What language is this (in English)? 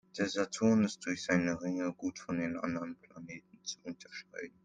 German